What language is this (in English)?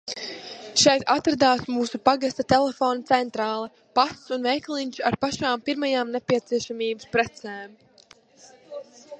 Latvian